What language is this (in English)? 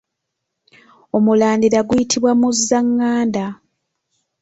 Ganda